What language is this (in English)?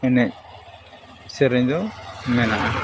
Santali